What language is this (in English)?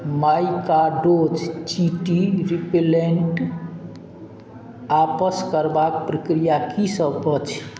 Maithili